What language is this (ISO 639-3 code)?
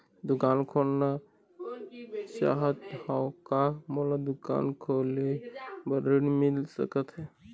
hne